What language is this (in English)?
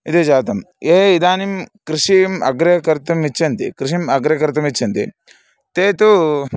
Sanskrit